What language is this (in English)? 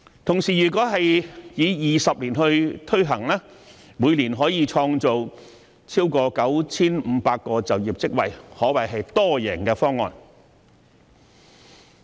Cantonese